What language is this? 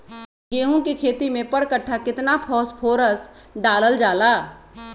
Magahi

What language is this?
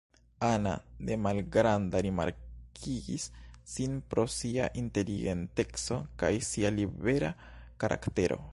Esperanto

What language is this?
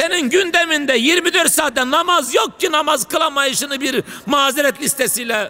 Turkish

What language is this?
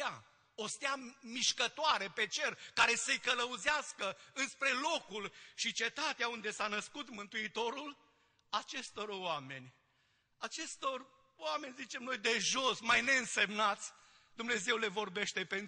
Romanian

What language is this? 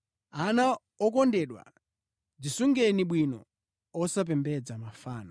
Nyanja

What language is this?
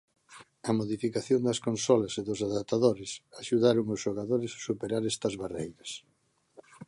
Galician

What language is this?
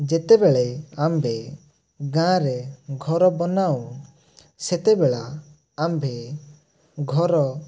Odia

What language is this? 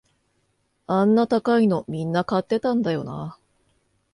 Japanese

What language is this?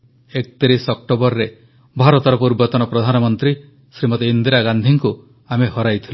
Odia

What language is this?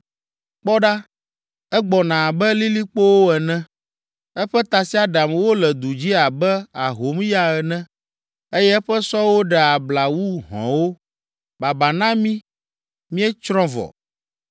Ewe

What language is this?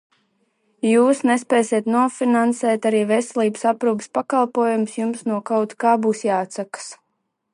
Latvian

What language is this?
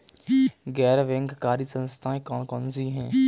Hindi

